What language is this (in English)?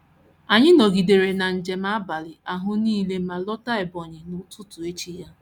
Igbo